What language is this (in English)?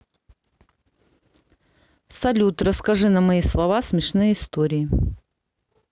Russian